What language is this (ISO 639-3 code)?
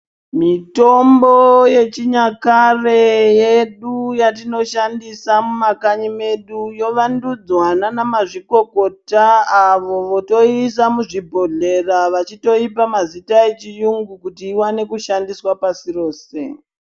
ndc